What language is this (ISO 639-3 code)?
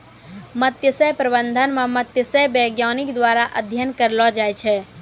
mai